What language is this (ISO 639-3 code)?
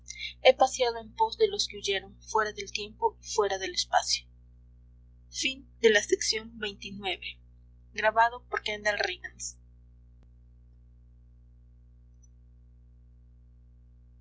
spa